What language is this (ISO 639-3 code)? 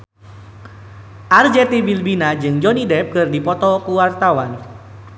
sun